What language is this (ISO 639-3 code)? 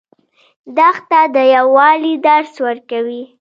pus